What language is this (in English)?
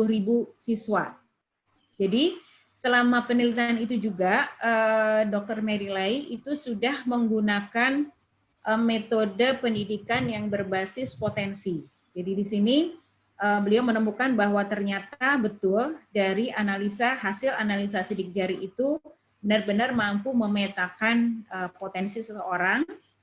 Indonesian